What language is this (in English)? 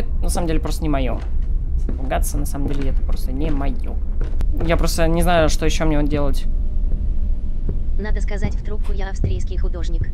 Russian